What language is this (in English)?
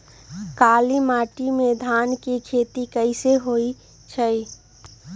Magahi